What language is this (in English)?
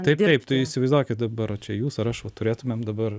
Lithuanian